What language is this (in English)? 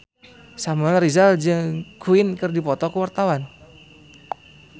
Sundanese